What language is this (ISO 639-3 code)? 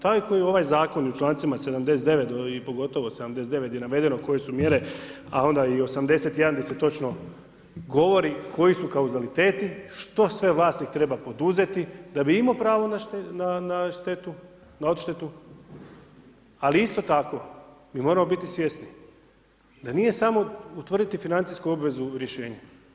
hrv